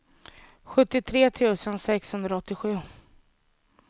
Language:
Swedish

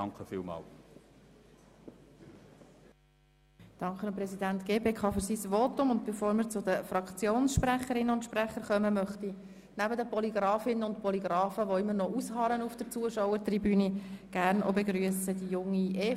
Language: Swiss German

